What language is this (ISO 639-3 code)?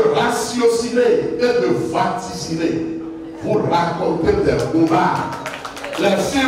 fra